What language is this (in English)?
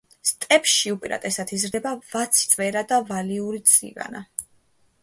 Georgian